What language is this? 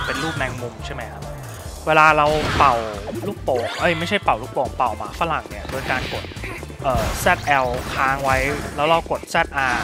Thai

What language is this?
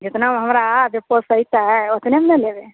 Maithili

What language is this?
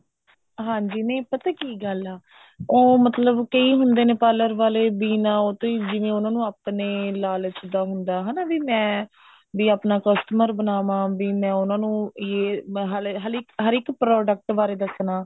Punjabi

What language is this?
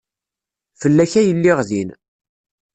Kabyle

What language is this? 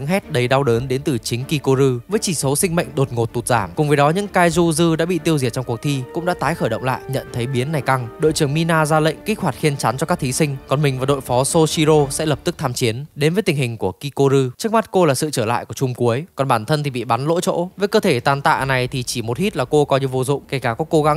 Vietnamese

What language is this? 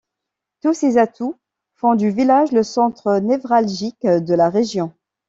French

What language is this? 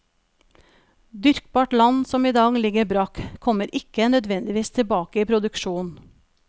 Norwegian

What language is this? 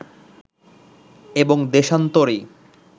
Bangla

